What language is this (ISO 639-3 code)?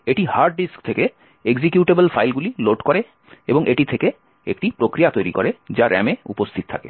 ben